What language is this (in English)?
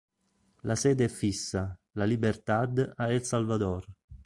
Italian